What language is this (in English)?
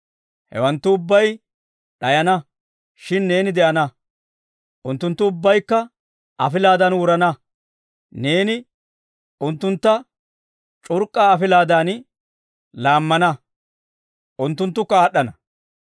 Dawro